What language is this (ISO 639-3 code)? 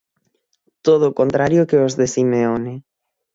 glg